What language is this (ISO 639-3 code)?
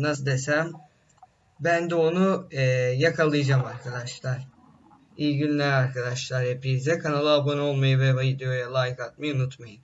tur